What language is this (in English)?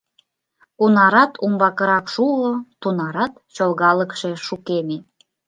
Mari